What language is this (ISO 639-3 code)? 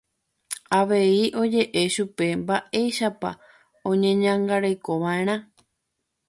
grn